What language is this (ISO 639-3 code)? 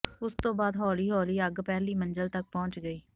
pan